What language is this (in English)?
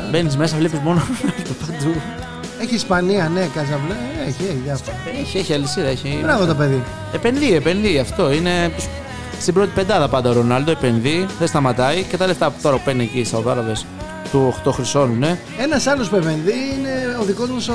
Greek